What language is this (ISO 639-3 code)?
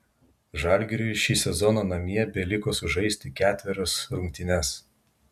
lit